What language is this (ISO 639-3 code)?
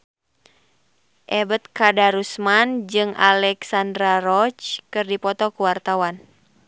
sun